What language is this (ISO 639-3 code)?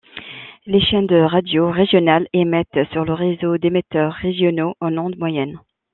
fra